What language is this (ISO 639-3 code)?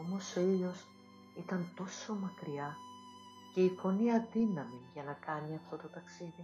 ell